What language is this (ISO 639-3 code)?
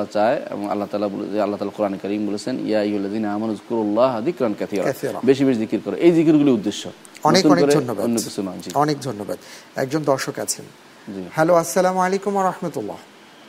ben